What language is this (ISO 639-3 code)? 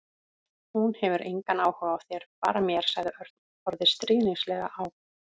isl